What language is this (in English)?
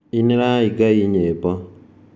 Kikuyu